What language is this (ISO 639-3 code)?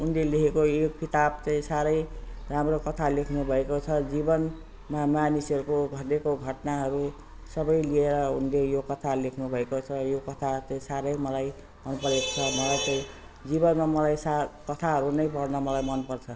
nep